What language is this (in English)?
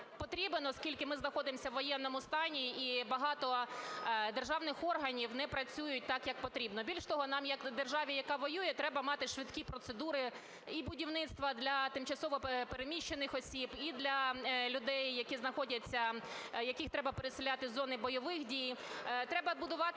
Ukrainian